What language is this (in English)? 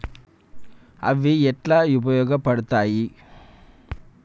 Telugu